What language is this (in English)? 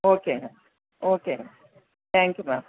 Tamil